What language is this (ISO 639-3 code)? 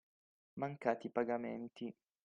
ita